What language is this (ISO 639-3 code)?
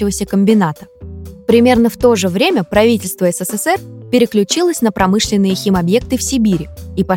rus